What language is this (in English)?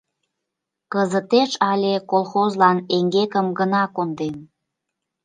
Mari